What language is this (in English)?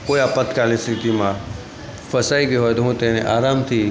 Gujarati